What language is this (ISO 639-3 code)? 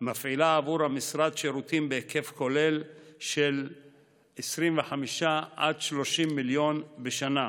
heb